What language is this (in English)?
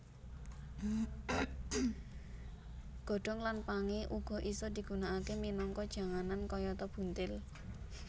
Javanese